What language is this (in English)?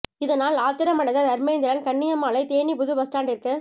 Tamil